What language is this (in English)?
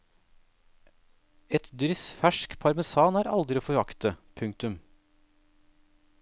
Norwegian